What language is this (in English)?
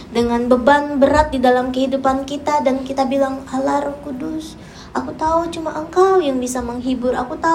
Indonesian